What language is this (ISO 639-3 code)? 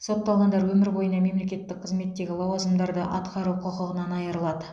kaz